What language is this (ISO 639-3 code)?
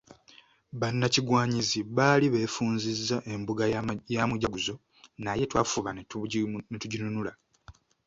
lug